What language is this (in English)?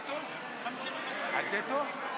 Hebrew